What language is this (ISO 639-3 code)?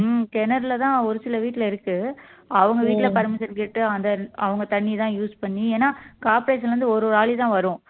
tam